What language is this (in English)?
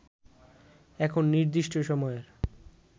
Bangla